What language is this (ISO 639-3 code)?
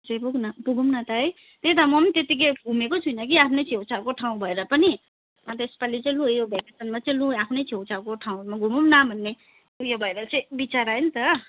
nep